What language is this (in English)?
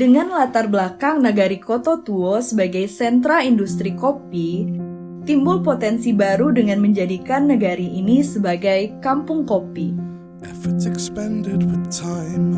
Indonesian